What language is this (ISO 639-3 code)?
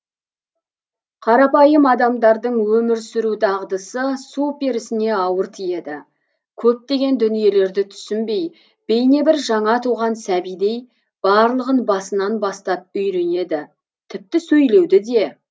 kaz